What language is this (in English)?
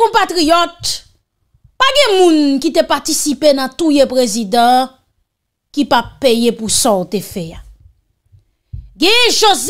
French